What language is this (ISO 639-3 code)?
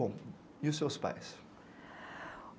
por